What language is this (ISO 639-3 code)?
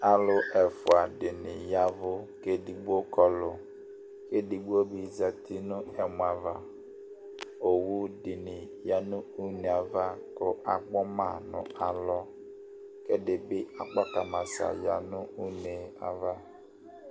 kpo